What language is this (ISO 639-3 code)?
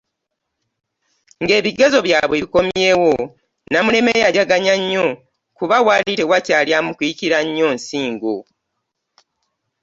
lug